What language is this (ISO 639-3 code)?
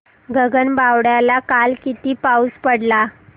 mar